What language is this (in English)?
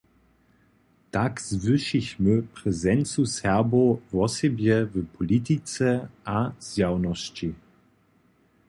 Upper Sorbian